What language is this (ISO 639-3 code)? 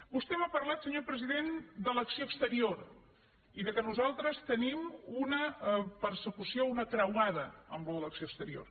cat